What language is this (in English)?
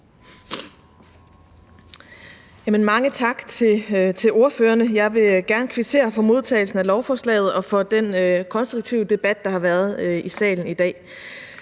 Danish